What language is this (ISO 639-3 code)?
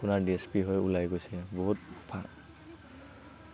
asm